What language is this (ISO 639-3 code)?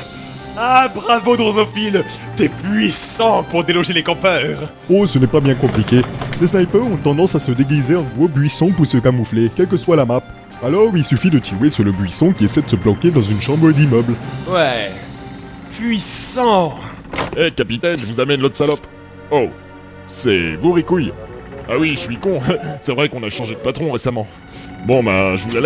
fra